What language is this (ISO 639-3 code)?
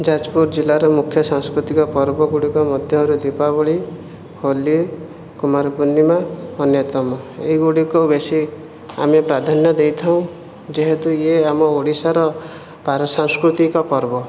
ori